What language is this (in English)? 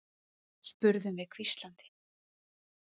Icelandic